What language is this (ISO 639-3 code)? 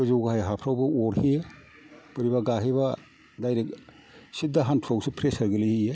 brx